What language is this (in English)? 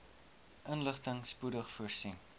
Afrikaans